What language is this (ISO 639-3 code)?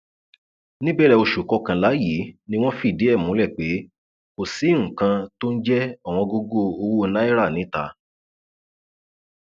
yor